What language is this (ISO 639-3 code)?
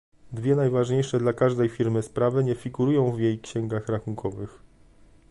pol